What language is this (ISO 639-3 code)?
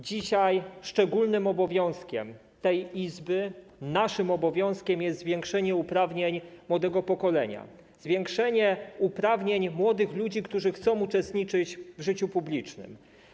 pol